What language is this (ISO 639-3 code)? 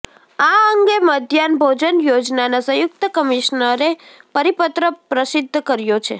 guj